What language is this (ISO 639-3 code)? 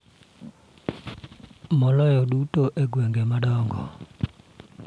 luo